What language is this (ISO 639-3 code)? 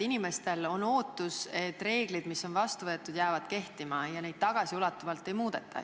est